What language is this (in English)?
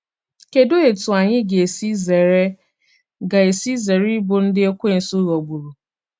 Igbo